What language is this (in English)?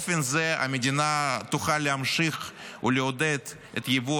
Hebrew